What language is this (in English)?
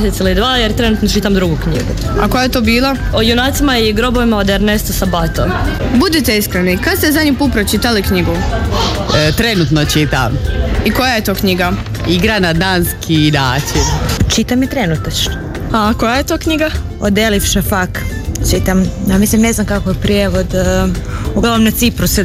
Croatian